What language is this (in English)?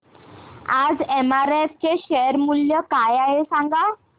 Marathi